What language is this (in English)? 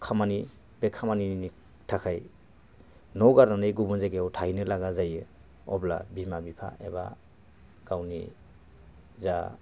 Bodo